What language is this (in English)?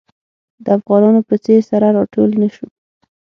Pashto